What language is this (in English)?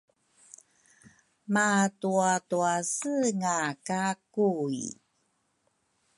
Rukai